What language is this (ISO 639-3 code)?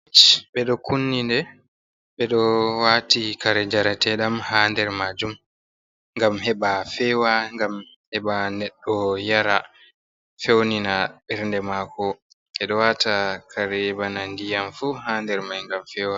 ful